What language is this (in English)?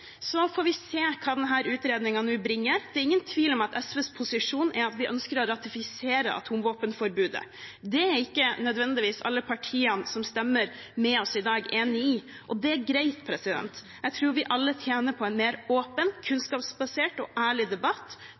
Norwegian Bokmål